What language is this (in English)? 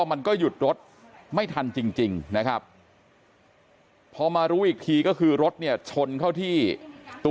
Thai